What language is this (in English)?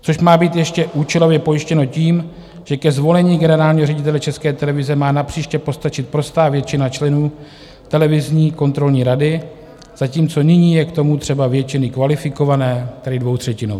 Czech